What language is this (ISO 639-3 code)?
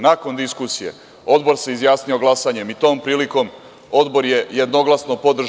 srp